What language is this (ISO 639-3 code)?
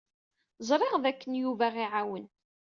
kab